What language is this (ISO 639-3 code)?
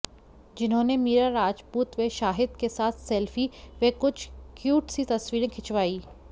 hin